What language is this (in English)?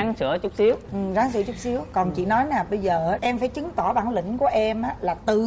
Vietnamese